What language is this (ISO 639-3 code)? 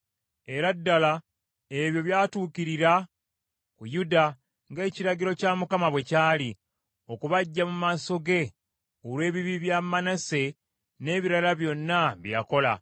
lug